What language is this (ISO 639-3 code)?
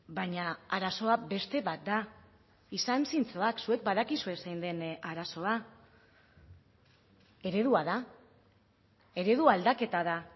eus